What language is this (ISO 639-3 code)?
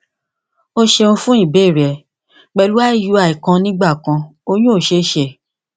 yor